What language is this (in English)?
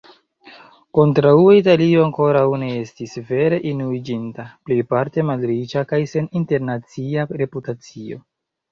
Esperanto